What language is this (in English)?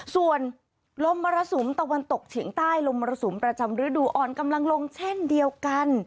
Thai